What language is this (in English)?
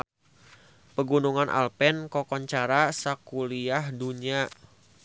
Sundanese